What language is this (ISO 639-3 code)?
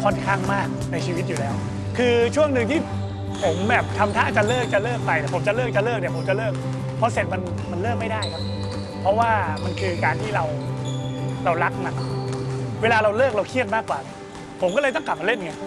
tha